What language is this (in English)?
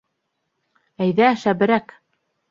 Bashkir